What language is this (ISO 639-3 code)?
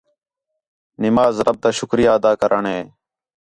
xhe